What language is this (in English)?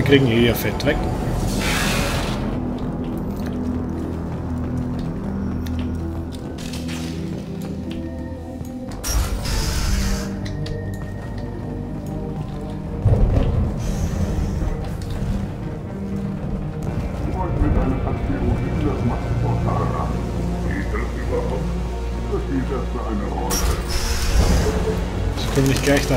German